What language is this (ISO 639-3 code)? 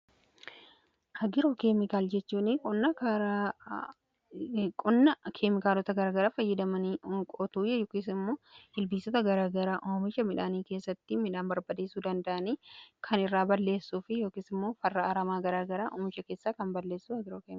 orm